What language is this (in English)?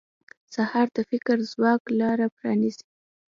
Pashto